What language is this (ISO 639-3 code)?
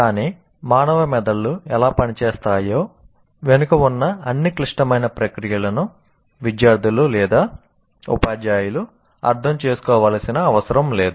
tel